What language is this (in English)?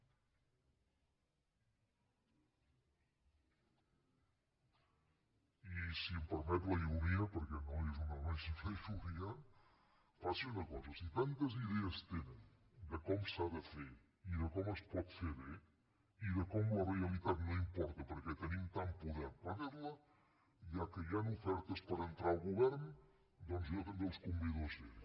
Catalan